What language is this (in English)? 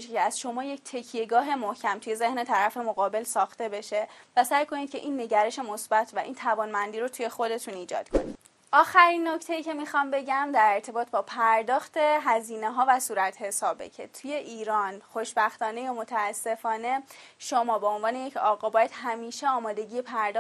Persian